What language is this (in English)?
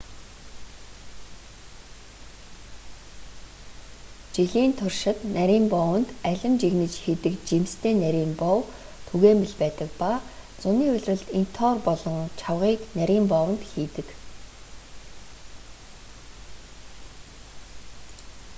Mongolian